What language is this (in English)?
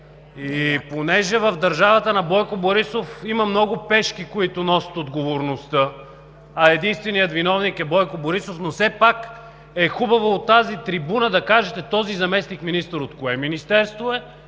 Bulgarian